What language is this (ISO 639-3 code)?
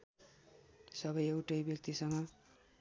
nep